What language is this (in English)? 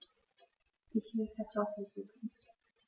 German